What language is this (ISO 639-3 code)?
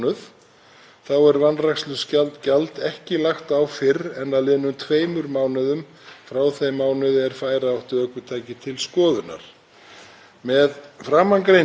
isl